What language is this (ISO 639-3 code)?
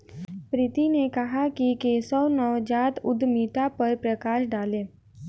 hin